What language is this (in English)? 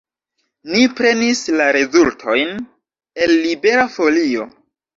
Esperanto